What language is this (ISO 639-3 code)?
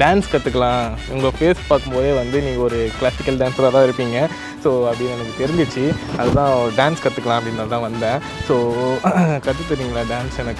ind